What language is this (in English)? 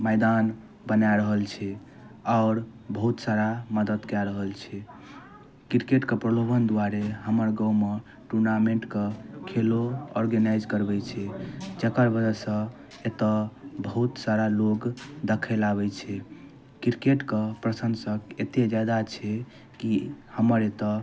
Maithili